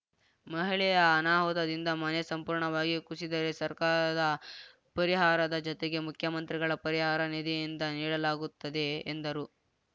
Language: Kannada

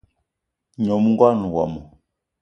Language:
Eton (Cameroon)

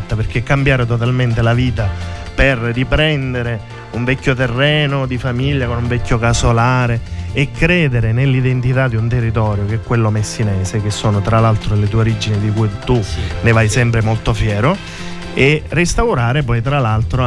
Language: Italian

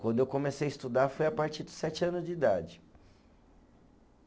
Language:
Portuguese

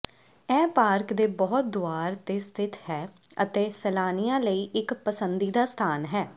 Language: Punjabi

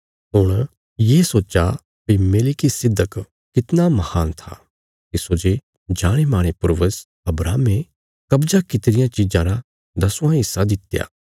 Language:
Bilaspuri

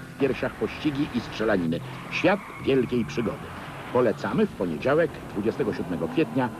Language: Polish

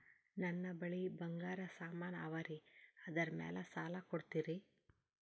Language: Kannada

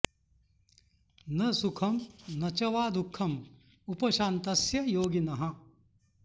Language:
Sanskrit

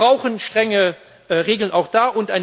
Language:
German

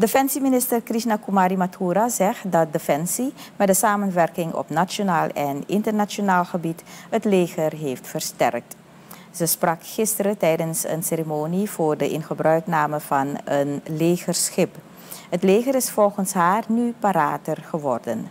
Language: Dutch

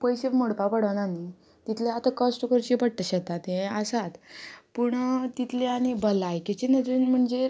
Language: Konkani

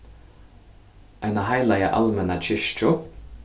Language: Faroese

